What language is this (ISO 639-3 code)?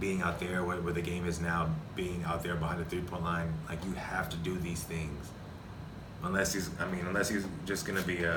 eng